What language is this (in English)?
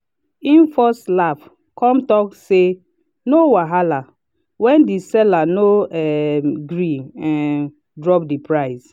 Nigerian Pidgin